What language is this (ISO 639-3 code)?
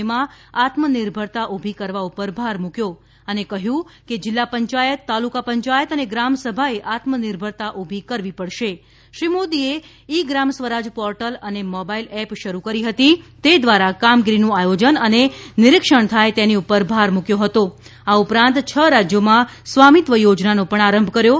guj